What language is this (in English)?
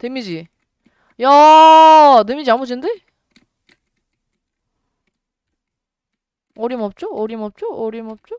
Korean